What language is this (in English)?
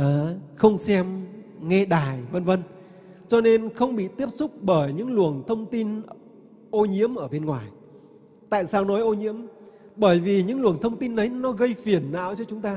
Vietnamese